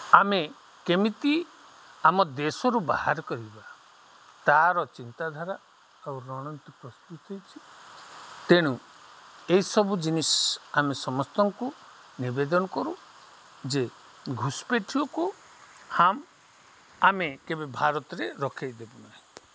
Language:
Odia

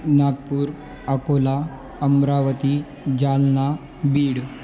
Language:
Sanskrit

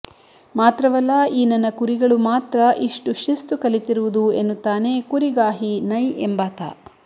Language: Kannada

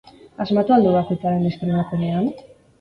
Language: Basque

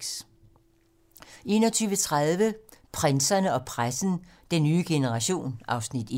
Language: Danish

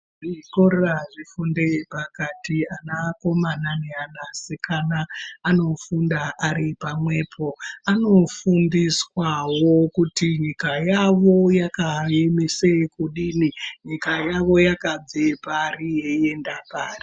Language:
Ndau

